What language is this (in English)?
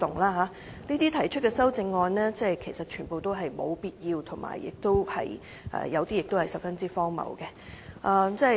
Cantonese